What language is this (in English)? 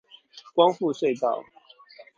Chinese